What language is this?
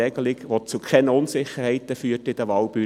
Swiss German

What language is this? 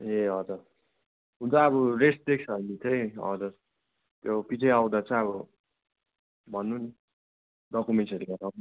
Nepali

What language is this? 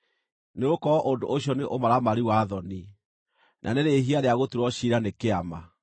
Kikuyu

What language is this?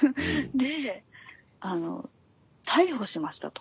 Japanese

